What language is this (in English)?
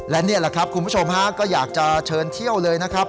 Thai